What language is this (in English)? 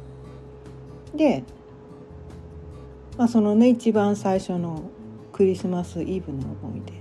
Japanese